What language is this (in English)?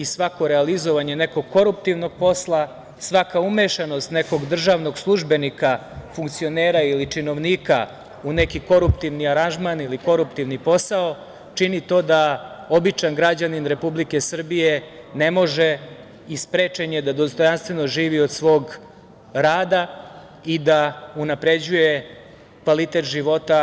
Serbian